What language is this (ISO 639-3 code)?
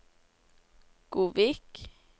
nor